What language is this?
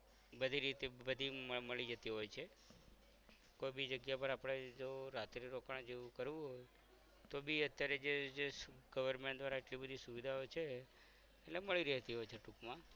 Gujarati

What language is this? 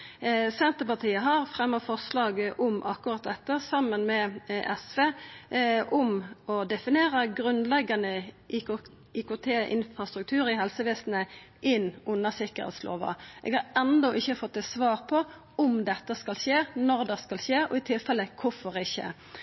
Norwegian Nynorsk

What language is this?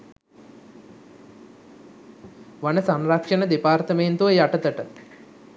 Sinhala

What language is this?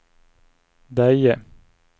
Swedish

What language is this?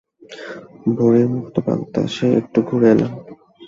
Bangla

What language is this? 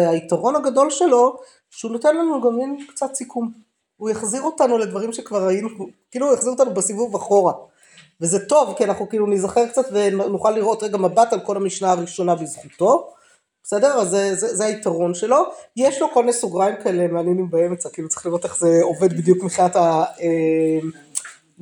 Hebrew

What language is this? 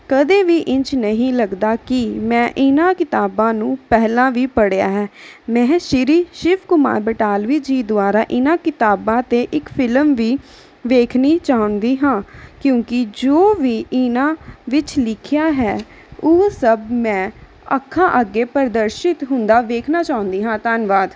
Punjabi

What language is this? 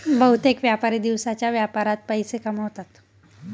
Marathi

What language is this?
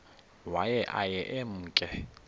Xhosa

